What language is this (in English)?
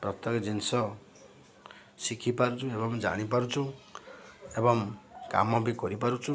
Odia